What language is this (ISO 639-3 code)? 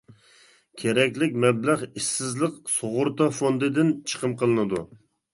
uig